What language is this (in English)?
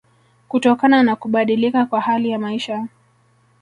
Swahili